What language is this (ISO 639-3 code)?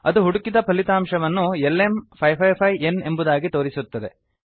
kan